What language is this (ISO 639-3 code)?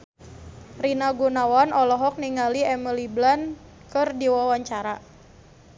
sun